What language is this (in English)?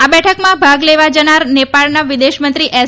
Gujarati